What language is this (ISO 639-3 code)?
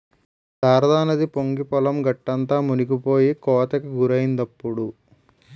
tel